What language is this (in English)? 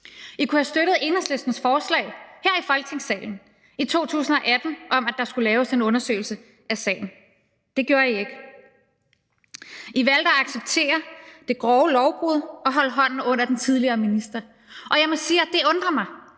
Danish